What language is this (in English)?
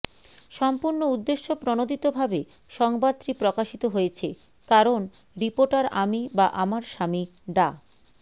Bangla